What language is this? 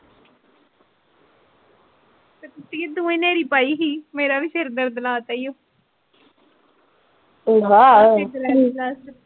Punjabi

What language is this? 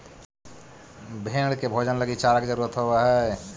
Magahi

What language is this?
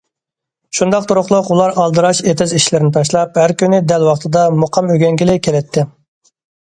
Uyghur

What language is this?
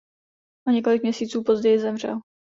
Czech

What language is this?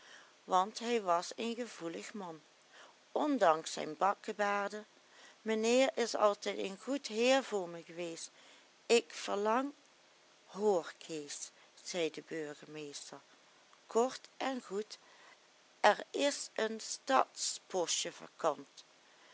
Dutch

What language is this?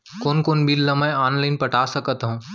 Chhattisgarhi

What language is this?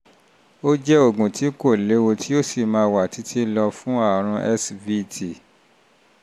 Yoruba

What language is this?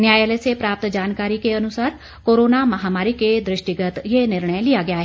Hindi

